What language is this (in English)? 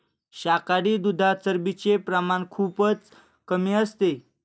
Marathi